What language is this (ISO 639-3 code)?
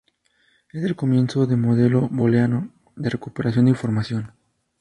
spa